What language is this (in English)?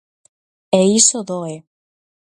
Galician